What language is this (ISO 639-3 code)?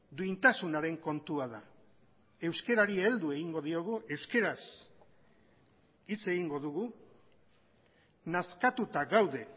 eus